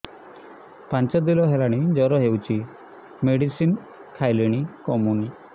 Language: Odia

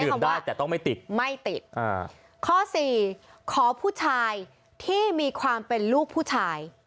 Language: Thai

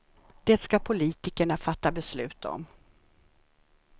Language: Swedish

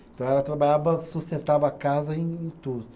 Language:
Portuguese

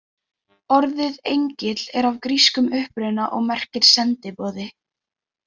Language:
Icelandic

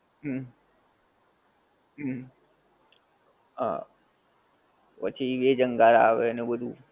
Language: Gujarati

